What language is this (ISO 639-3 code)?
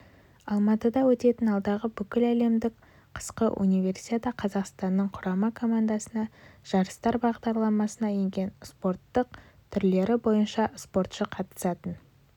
kaz